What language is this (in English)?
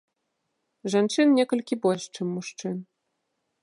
Belarusian